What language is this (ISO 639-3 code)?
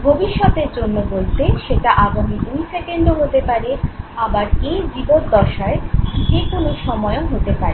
ben